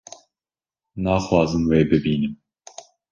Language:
Kurdish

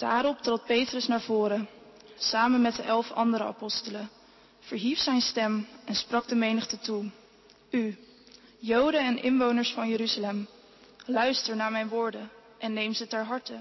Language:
Dutch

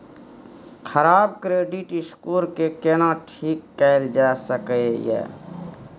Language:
Maithili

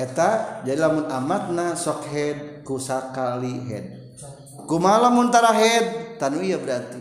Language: Indonesian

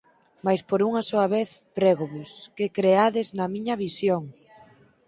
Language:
Galician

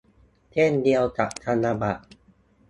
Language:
Thai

